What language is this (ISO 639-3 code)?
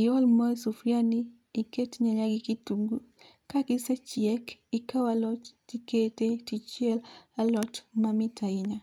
luo